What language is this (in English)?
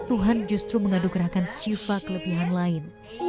Indonesian